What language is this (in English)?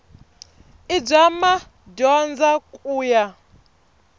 Tsonga